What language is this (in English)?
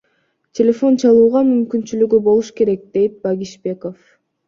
Kyrgyz